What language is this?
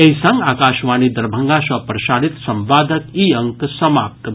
Maithili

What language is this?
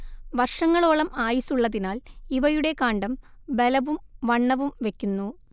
Malayalam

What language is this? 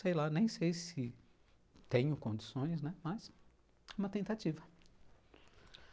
Portuguese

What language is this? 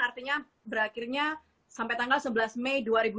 Indonesian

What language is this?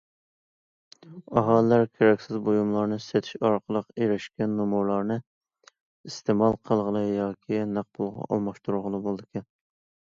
Uyghur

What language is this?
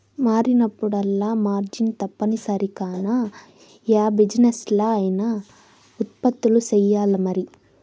Telugu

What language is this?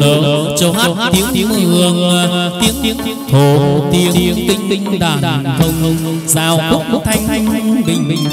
Vietnamese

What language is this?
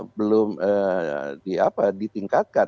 Indonesian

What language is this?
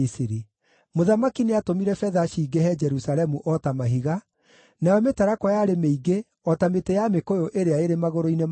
Kikuyu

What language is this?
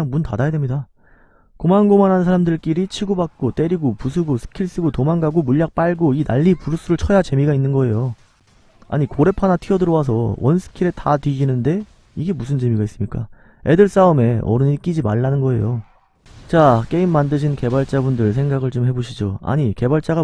Korean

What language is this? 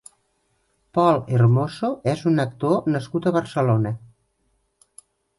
Catalan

